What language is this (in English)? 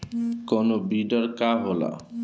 Bhojpuri